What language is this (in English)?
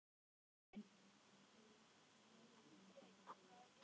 Icelandic